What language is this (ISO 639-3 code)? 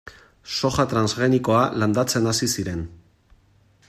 eus